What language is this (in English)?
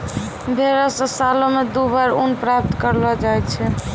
Maithili